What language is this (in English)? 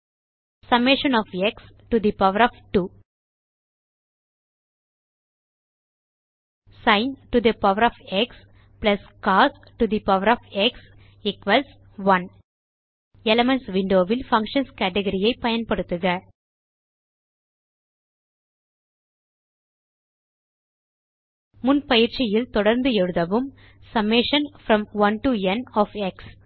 Tamil